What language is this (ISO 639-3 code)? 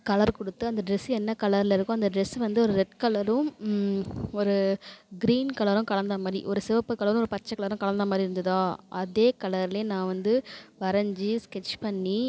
tam